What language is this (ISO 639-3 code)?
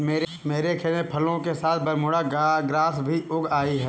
hin